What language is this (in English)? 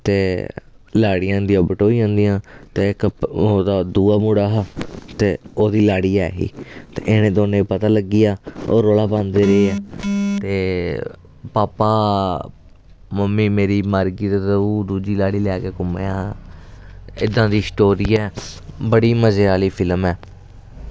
Dogri